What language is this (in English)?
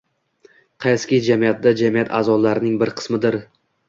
Uzbek